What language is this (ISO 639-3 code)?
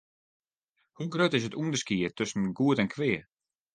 fry